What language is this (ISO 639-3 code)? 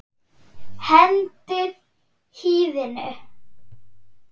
isl